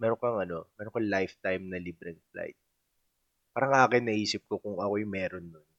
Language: Filipino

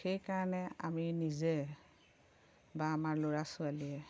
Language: Assamese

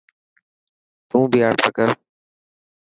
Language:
Dhatki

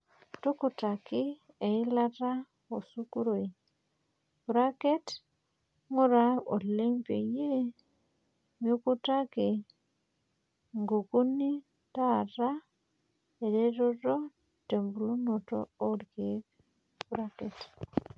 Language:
Masai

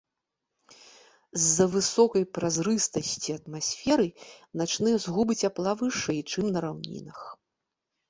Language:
Belarusian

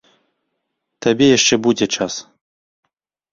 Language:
Belarusian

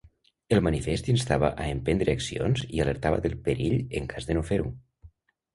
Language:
Catalan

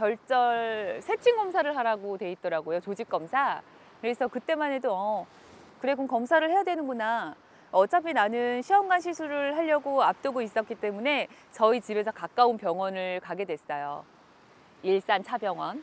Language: Korean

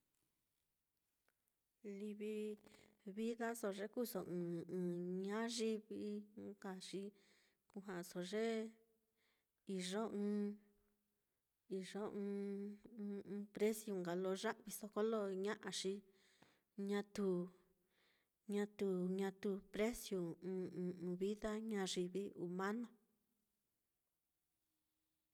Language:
Mitlatongo Mixtec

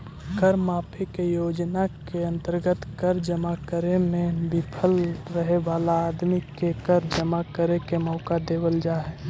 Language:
Magahi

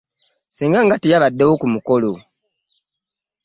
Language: Ganda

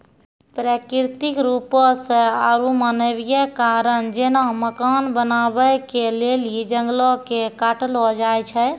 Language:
Maithili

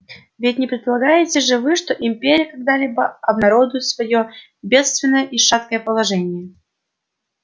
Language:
Russian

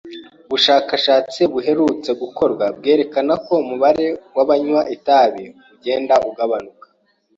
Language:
Kinyarwanda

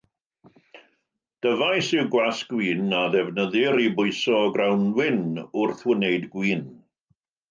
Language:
Welsh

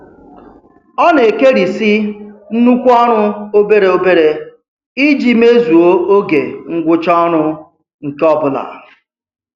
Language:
Igbo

